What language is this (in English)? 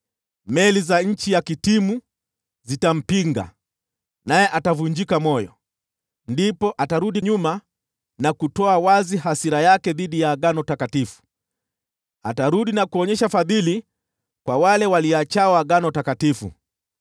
Swahili